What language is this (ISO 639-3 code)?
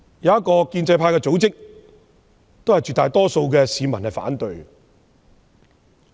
yue